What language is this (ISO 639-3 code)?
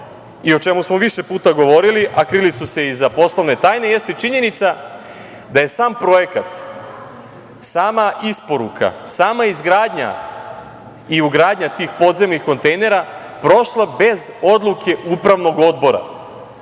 srp